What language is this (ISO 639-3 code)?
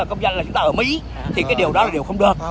vie